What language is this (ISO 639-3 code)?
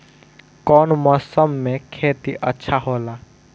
bho